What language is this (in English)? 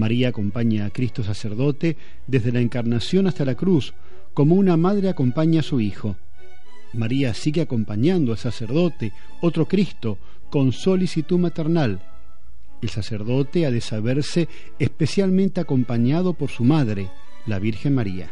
Spanish